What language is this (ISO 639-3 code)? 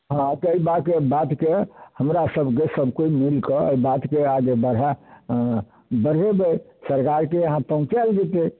mai